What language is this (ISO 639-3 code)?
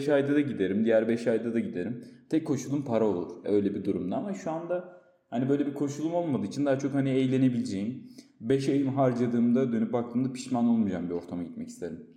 tur